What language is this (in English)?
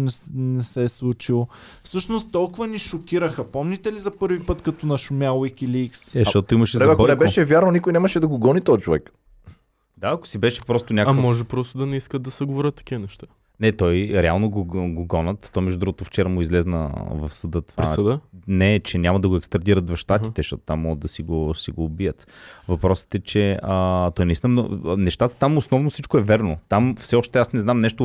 Bulgarian